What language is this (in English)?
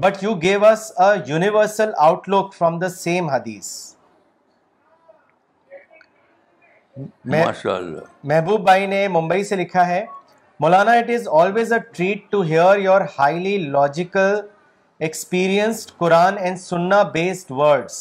Urdu